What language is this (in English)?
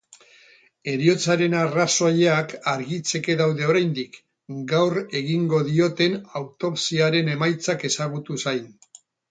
Basque